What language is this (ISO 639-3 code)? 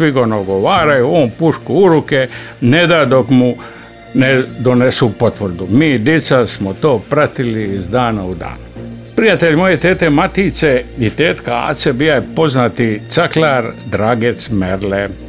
hrv